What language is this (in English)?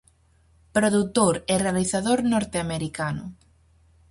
Galician